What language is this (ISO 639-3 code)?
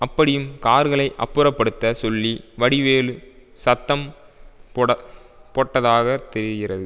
tam